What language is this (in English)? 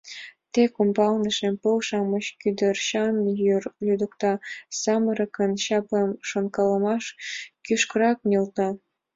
Mari